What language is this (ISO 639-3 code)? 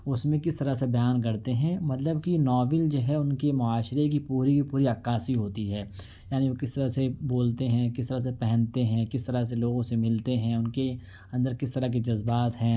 urd